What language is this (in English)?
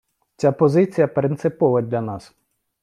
Ukrainian